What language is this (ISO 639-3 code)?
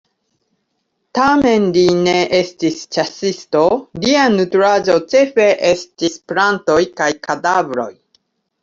epo